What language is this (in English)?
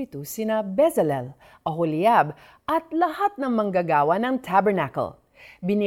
Filipino